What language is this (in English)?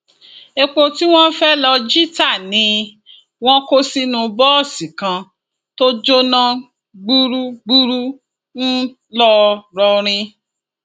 Yoruba